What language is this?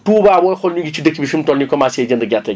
Wolof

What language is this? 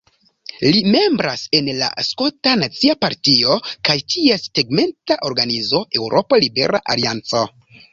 Esperanto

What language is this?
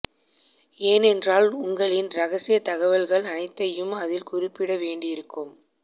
Tamil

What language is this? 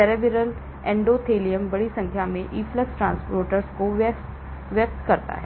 Hindi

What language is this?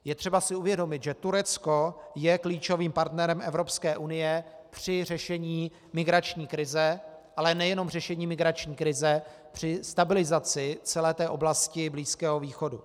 Czech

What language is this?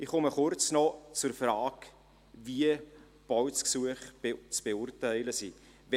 Swiss German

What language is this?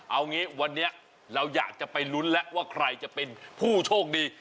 Thai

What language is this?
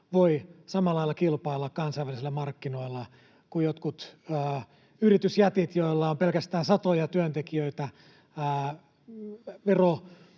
Finnish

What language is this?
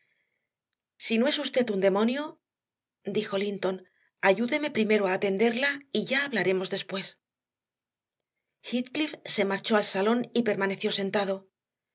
Spanish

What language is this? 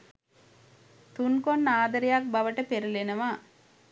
Sinhala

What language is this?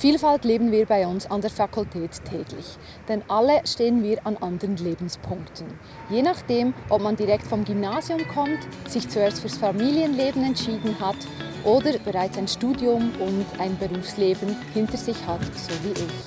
German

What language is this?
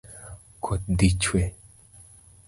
Luo (Kenya and Tanzania)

